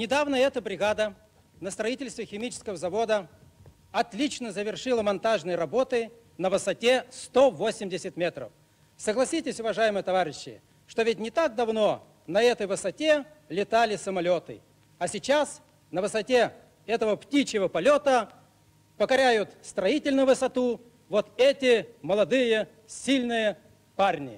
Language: Russian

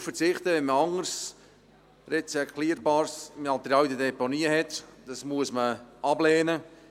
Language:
Swiss German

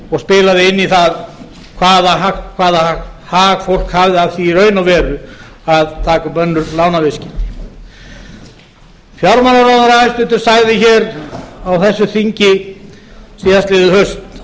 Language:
Icelandic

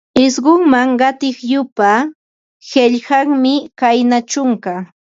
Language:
Ambo-Pasco Quechua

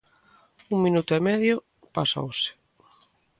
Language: Galician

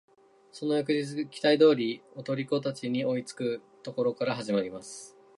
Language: Japanese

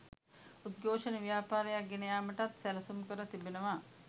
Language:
Sinhala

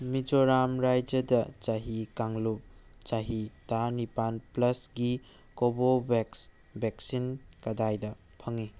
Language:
Manipuri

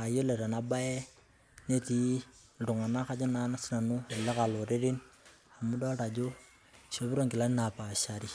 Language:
Masai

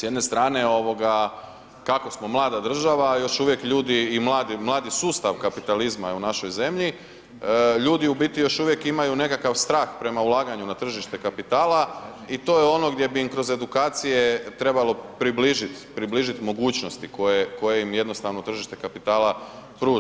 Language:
Croatian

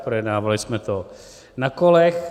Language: Czech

